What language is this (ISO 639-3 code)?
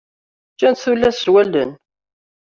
kab